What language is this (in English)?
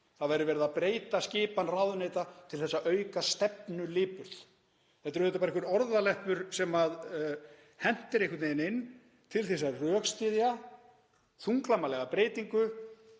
Icelandic